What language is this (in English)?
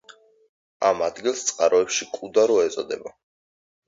Georgian